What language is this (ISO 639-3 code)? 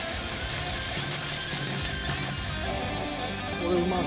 jpn